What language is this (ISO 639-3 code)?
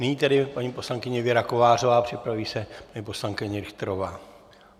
ces